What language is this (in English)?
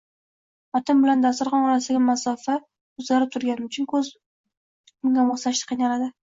Uzbek